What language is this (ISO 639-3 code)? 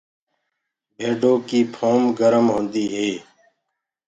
ggg